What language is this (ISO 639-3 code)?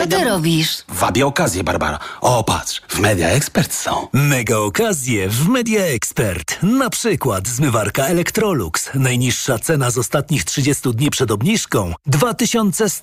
pol